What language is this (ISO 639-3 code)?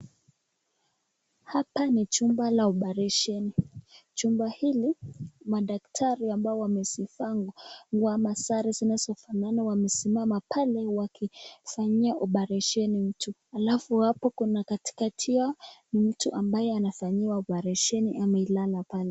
swa